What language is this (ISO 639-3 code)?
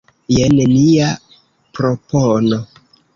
epo